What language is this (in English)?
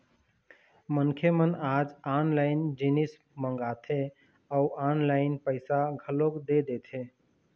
Chhattisgarhi